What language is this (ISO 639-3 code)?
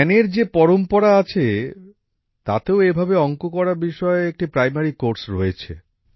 ben